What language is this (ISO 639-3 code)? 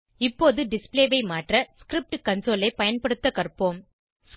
tam